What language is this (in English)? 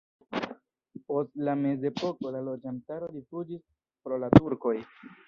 Esperanto